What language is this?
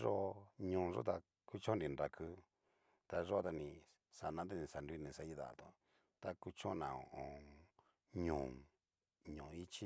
Cacaloxtepec Mixtec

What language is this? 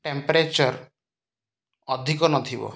Odia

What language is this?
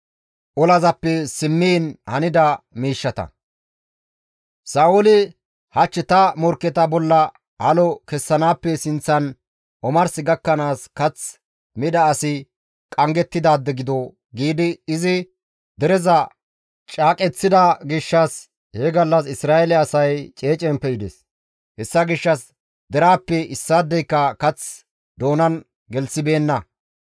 Gamo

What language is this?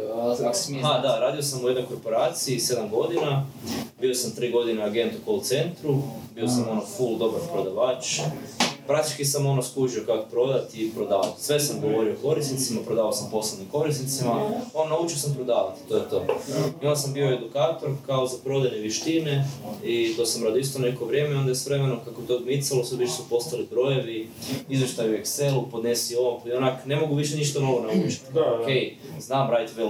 Croatian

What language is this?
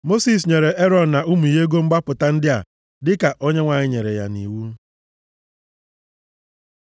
Igbo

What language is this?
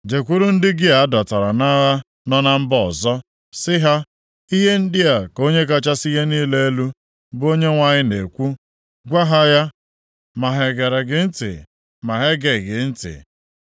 Igbo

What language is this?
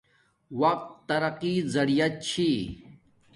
Domaaki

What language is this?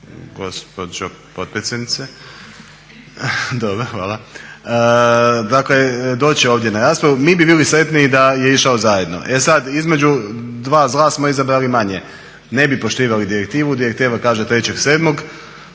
Croatian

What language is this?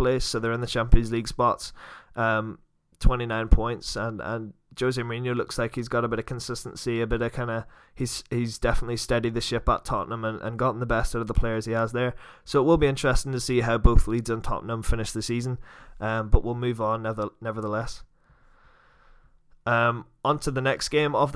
English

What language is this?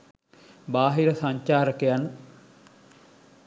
Sinhala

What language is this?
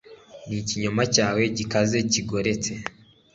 Kinyarwanda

